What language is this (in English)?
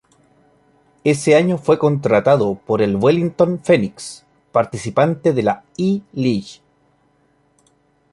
Spanish